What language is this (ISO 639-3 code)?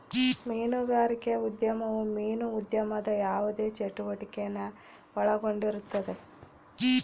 kan